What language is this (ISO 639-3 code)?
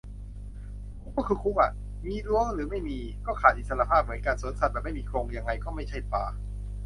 tha